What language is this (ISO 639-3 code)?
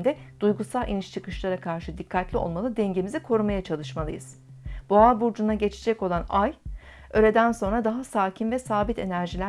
tur